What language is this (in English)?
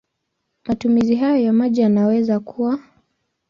Swahili